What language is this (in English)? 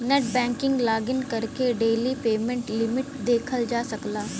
Bhojpuri